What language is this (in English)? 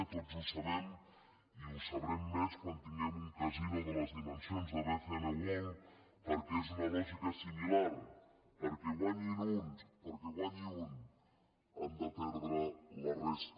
Catalan